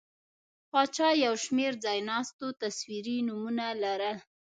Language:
Pashto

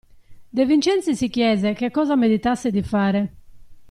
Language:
Italian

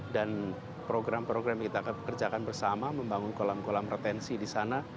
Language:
Indonesian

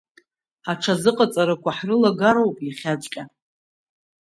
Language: Abkhazian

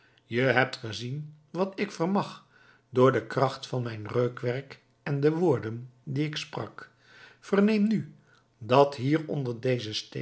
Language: Dutch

